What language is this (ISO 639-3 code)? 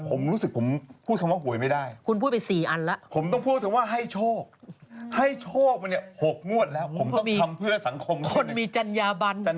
tha